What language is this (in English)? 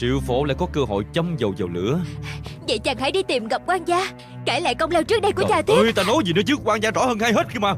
Vietnamese